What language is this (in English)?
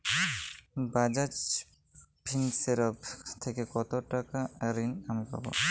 Bangla